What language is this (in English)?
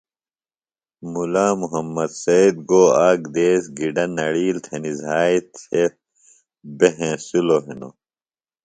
Phalura